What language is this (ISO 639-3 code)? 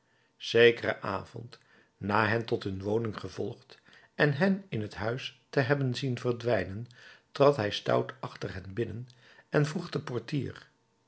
nld